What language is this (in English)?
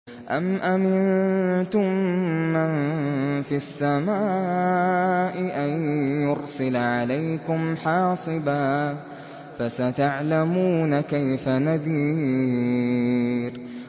Arabic